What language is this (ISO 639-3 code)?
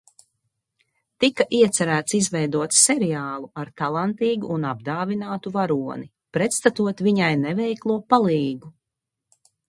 lav